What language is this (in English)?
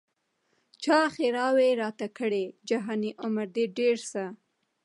Pashto